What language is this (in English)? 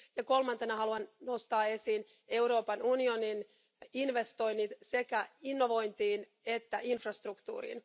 Finnish